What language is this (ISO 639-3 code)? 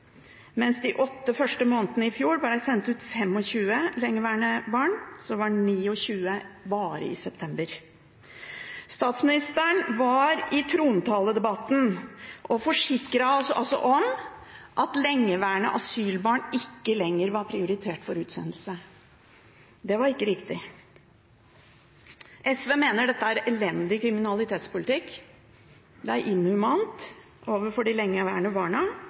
nob